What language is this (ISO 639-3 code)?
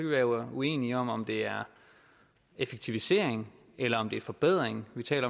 dan